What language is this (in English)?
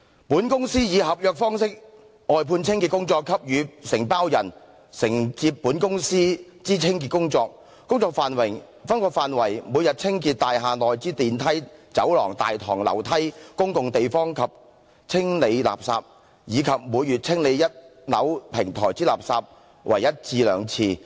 Cantonese